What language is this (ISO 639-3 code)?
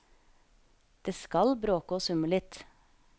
nor